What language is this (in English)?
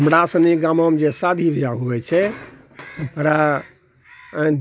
Maithili